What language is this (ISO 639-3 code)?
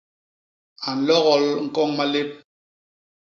bas